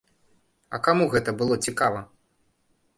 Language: Belarusian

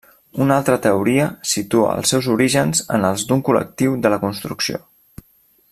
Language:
Catalan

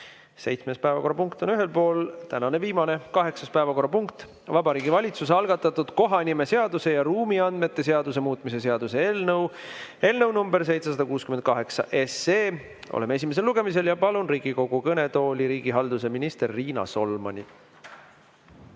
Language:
Estonian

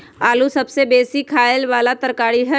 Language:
Magahi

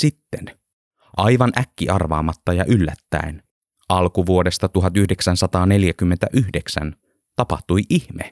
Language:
Finnish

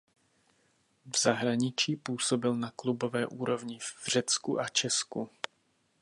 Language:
Czech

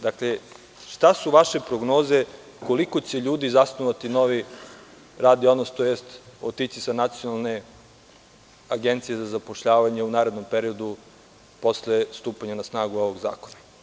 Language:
Serbian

